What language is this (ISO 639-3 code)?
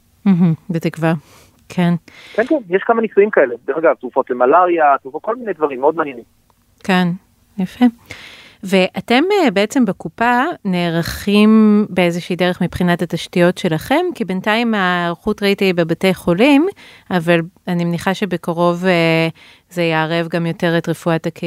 heb